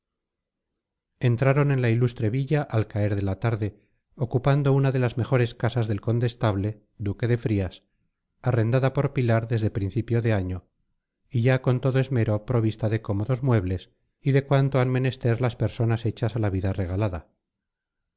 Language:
Spanish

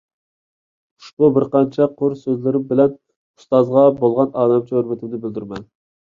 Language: Uyghur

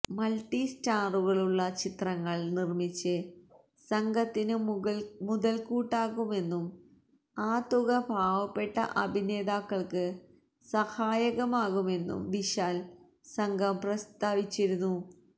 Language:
Malayalam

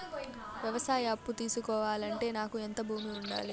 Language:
Telugu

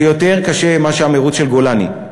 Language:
Hebrew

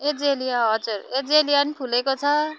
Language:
Nepali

